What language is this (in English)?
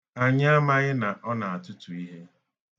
Igbo